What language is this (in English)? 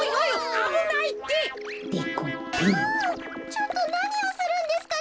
Japanese